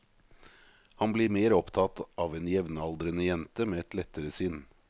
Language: Norwegian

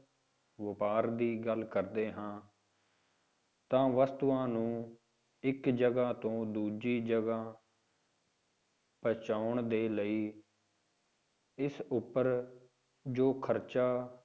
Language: Punjabi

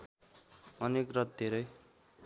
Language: Nepali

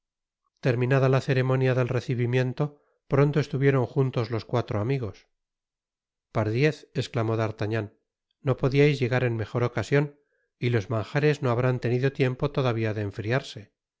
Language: Spanish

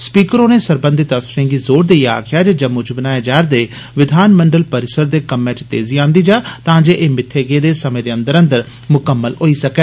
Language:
Dogri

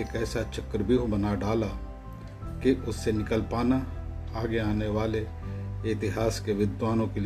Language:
Hindi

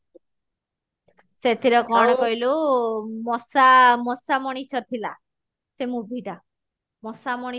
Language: Odia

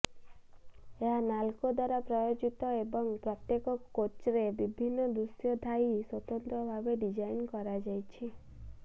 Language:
Odia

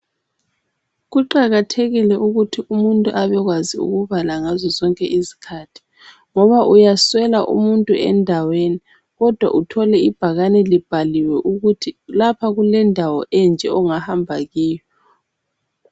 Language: North Ndebele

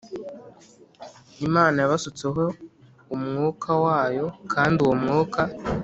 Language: Kinyarwanda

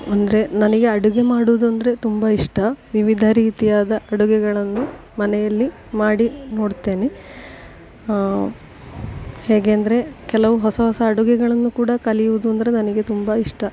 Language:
Kannada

